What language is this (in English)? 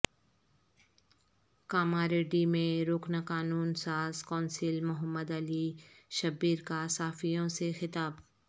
Urdu